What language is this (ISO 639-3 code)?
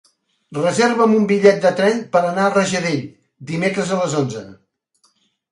cat